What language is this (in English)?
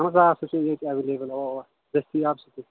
Kashmiri